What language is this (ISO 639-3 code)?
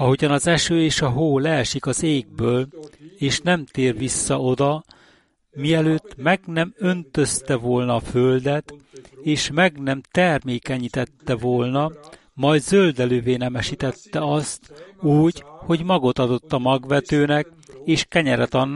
hun